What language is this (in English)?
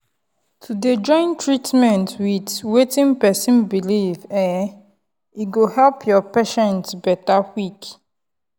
Nigerian Pidgin